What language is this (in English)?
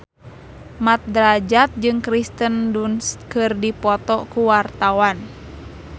Sundanese